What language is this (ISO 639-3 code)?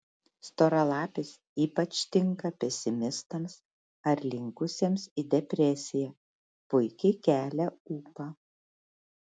lit